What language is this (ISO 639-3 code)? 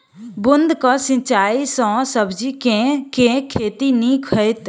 mai